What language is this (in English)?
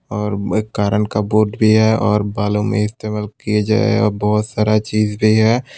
Hindi